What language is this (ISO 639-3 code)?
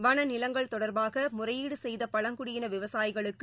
tam